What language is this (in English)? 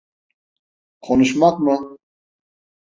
Turkish